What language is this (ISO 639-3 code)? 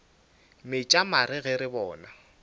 nso